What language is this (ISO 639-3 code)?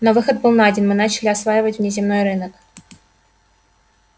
rus